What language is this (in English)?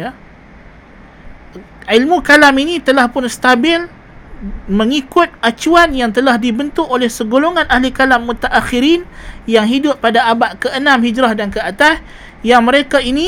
Malay